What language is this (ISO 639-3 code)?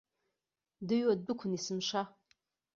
abk